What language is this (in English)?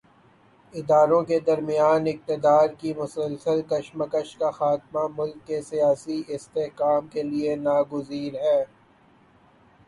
Urdu